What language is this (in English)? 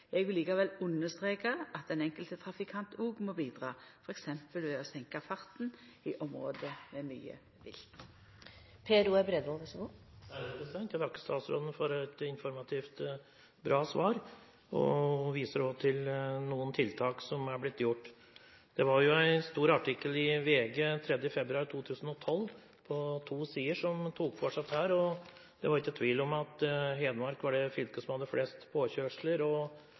Norwegian